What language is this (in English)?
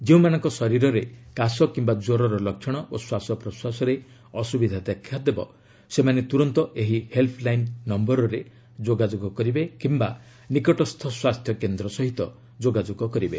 Odia